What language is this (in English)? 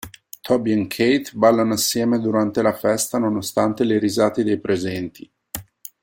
Italian